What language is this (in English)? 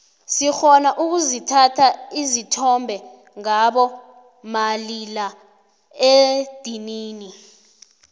South Ndebele